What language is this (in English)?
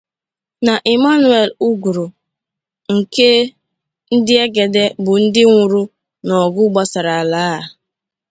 Igbo